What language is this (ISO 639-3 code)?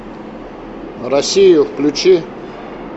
rus